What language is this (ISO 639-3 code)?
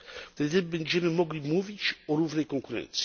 pol